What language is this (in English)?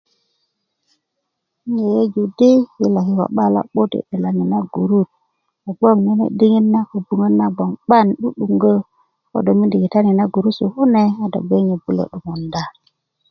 Kuku